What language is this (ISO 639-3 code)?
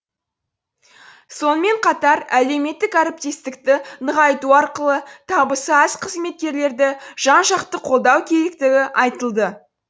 kaz